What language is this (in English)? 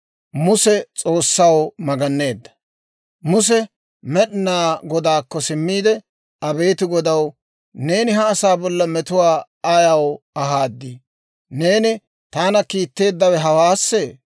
Dawro